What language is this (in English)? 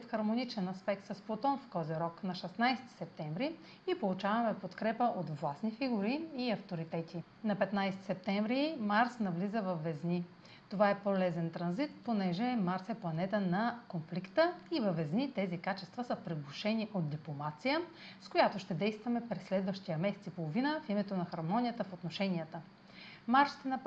Bulgarian